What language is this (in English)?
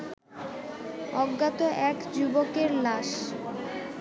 Bangla